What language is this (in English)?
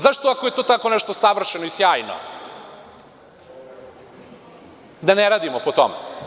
Serbian